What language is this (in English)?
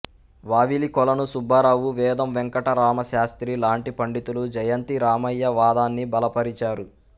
Telugu